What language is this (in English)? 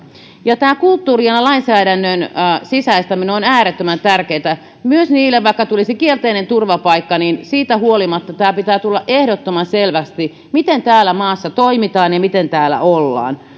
Finnish